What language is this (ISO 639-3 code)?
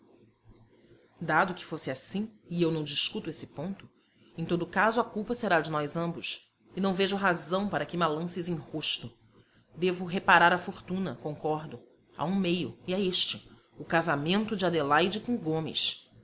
por